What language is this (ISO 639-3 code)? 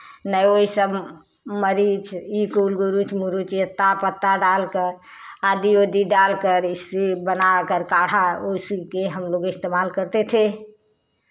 hin